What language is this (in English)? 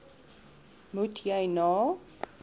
Afrikaans